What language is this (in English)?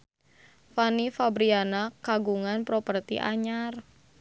Sundanese